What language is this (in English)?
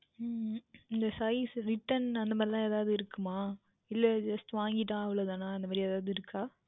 Tamil